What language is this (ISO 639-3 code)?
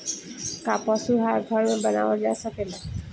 bho